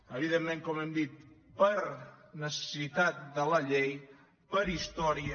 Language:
Catalan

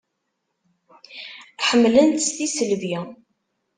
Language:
Kabyle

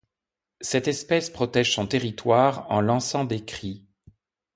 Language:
French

